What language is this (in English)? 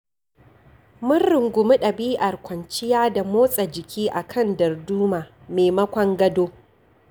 Hausa